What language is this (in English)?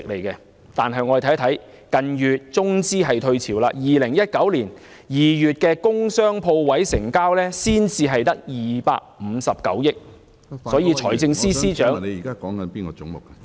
Cantonese